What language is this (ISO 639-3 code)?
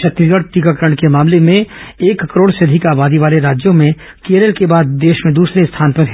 hin